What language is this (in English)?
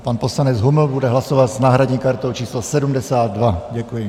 Czech